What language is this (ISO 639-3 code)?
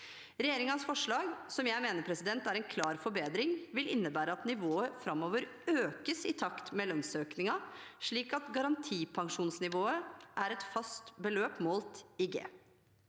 nor